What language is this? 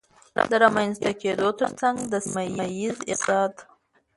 Pashto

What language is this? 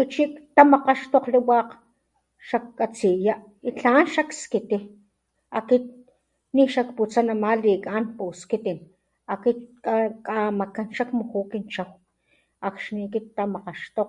Papantla Totonac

